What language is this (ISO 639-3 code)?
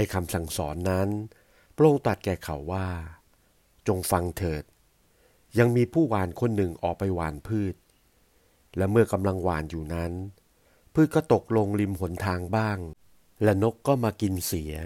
tha